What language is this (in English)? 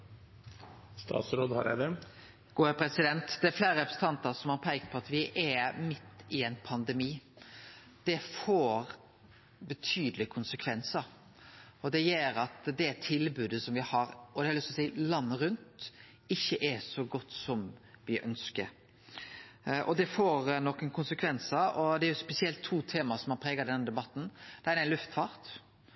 Norwegian Nynorsk